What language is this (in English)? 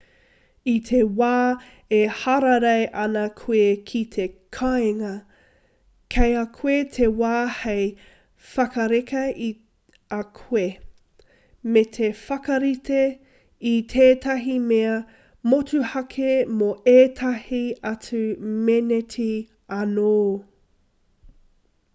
Māori